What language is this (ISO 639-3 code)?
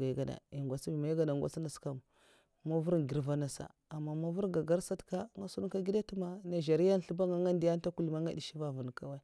maf